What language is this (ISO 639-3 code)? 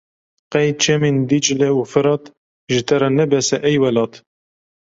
kur